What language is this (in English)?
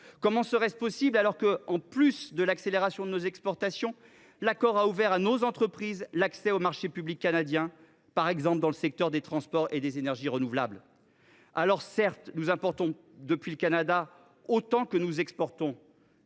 French